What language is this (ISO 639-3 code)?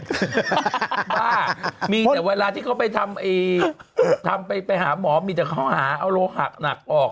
tha